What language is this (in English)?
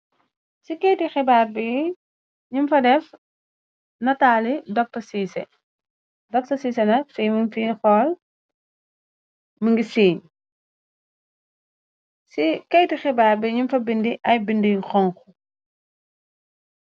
Wolof